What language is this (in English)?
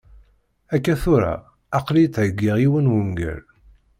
Kabyle